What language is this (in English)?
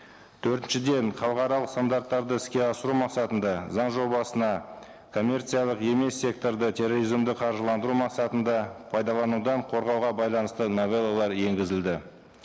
Kazakh